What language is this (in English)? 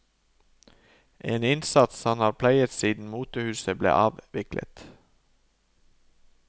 Norwegian